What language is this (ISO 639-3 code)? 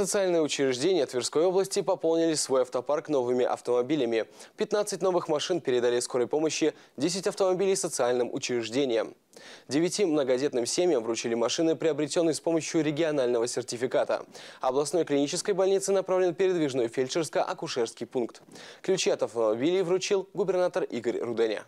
rus